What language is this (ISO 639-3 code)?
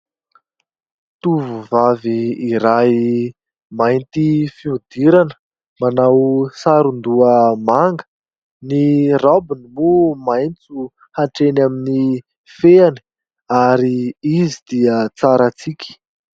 mlg